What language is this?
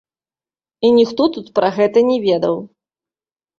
Belarusian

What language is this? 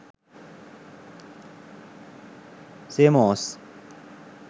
Sinhala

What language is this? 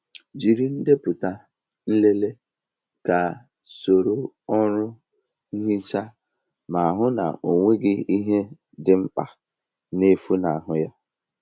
Igbo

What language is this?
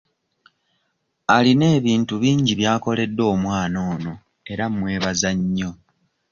Ganda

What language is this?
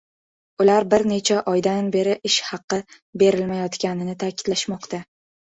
Uzbek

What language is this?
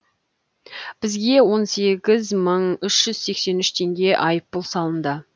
Kazakh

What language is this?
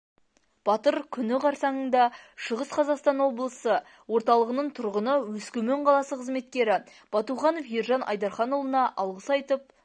Kazakh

